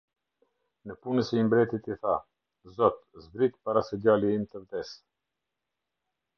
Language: Albanian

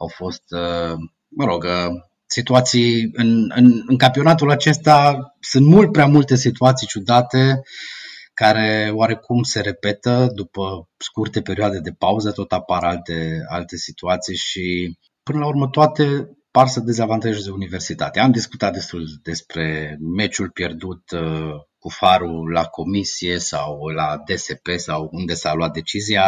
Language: Romanian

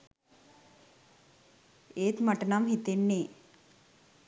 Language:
Sinhala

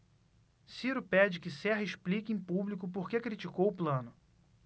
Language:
Portuguese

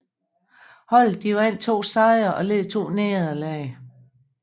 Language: Danish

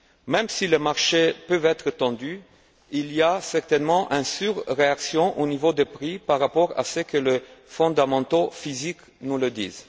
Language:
French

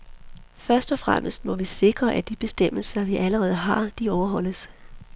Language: Danish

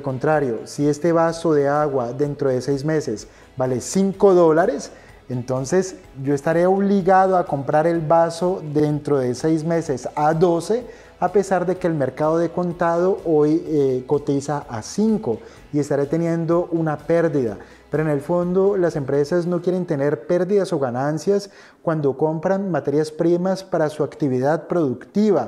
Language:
Spanish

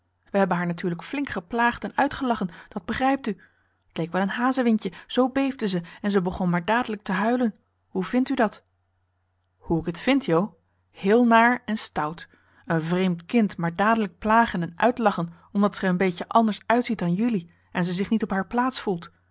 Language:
Dutch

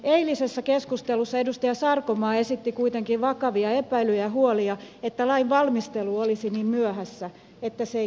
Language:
Finnish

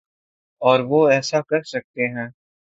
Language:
Urdu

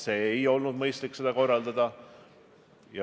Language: Estonian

